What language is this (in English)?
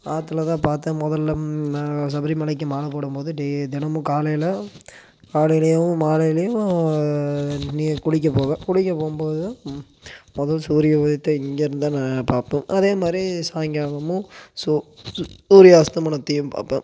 Tamil